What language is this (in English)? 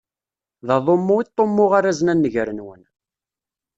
Kabyle